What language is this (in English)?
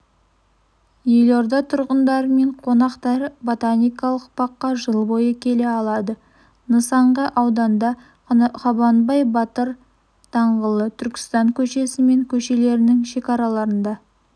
Kazakh